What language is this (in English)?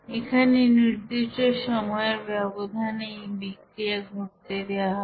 Bangla